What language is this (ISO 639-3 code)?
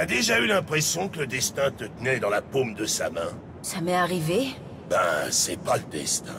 fra